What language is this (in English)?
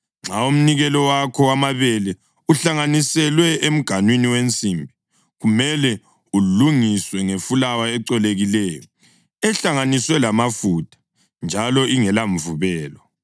North Ndebele